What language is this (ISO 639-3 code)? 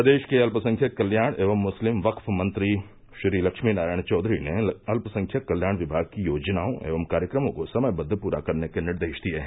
hin